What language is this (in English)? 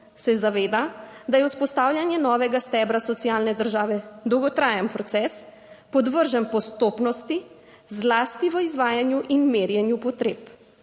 Slovenian